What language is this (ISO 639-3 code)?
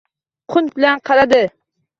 uzb